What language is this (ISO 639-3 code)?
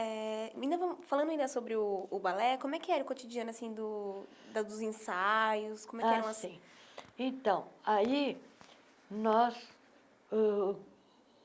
por